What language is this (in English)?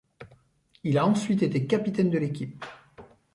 French